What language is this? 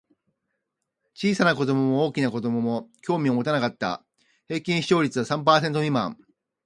Japanese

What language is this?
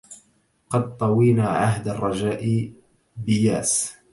Arabic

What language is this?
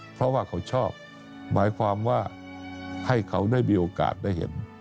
Thai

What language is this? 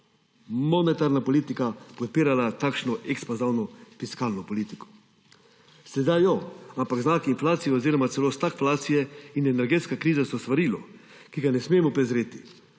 Slovenian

